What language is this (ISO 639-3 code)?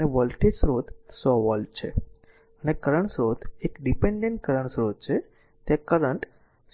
guj